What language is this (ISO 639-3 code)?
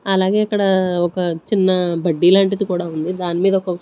tel